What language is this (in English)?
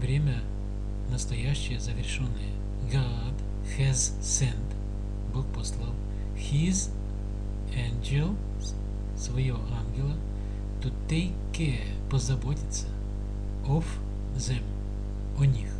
Russian